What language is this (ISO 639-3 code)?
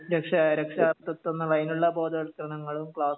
mal